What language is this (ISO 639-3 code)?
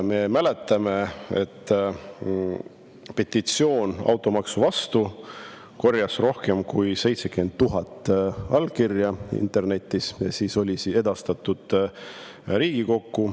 est